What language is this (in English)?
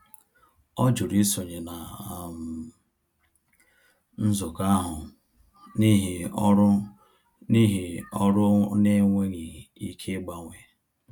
Igbo